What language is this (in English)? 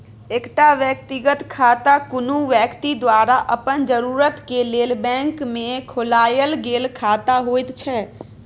Maithili